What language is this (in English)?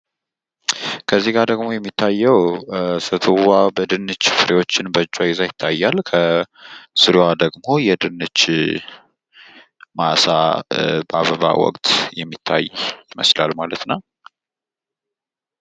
Amharic